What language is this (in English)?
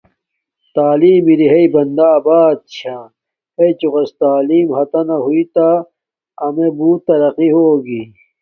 Domaaki